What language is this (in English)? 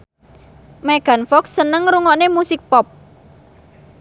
Javanese